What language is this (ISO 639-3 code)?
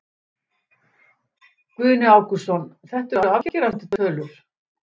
isl